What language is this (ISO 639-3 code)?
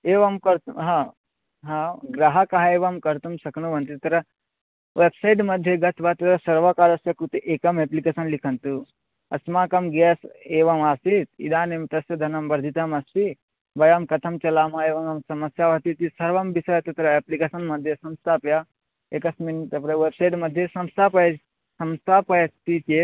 san